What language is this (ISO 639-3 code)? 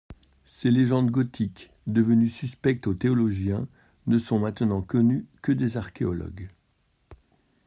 fra